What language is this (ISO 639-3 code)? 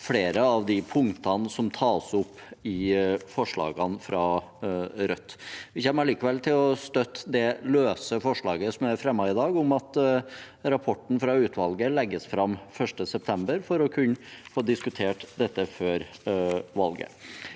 nor